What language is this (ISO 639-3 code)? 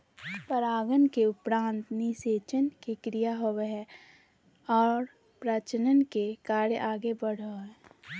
mag